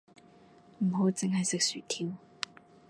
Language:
Cantonese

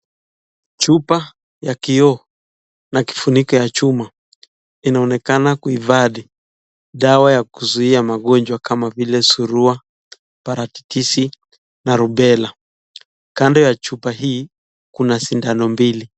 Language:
Swahili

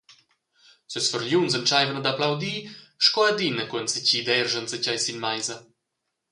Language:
Romansh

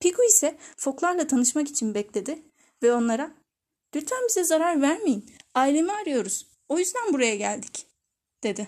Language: Turkish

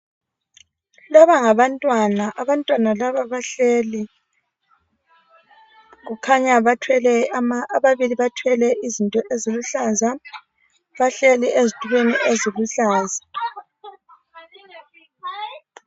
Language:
North Ndebele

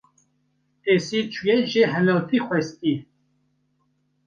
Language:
Kurdish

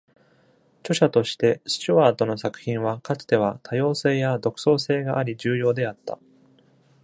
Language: Japanese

